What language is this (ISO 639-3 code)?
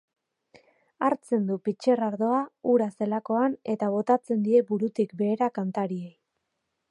eus